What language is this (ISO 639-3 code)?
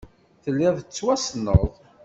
kab